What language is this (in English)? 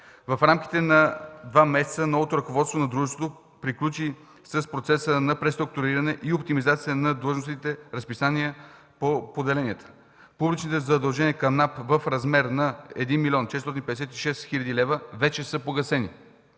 Bulgarian